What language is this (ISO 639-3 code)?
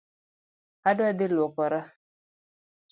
luo